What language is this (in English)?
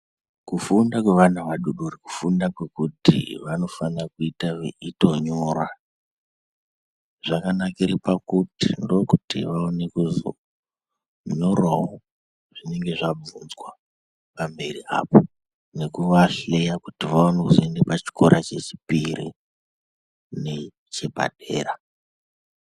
Ndau